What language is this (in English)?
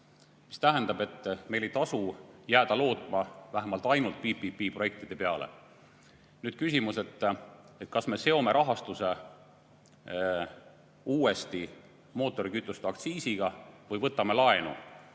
Estonian